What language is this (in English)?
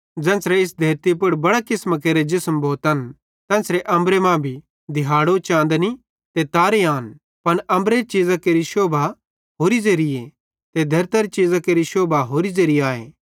Bhadrawahi